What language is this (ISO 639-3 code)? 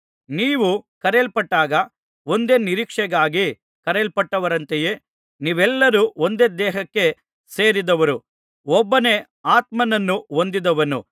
kan